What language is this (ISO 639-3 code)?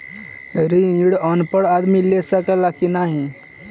bho